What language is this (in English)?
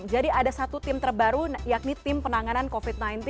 Indonesian